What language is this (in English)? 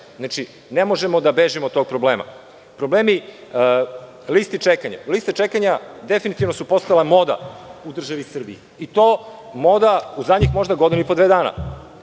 Serbian